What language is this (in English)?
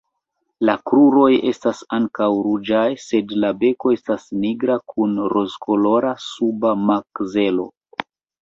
Esperanto